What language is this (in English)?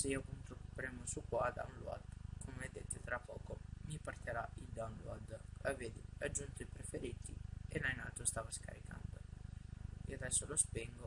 Italian